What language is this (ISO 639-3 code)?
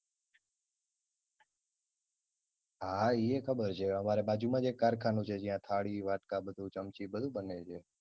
guj